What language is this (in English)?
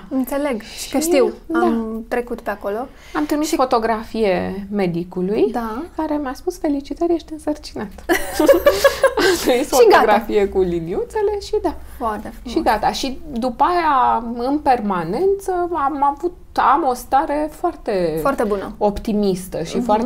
Romanian